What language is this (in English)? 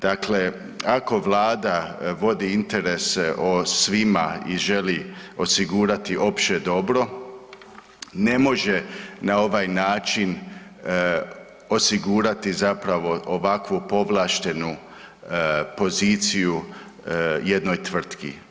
Croatian